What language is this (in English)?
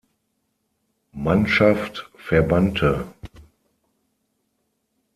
German